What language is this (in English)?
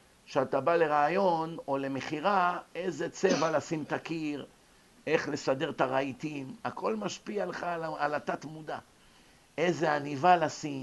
Hebrew